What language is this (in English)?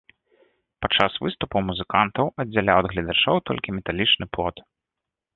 Belarusian